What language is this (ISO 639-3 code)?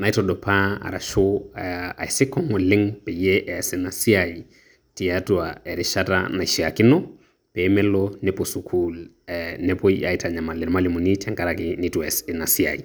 mas